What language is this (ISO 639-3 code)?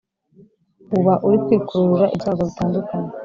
kin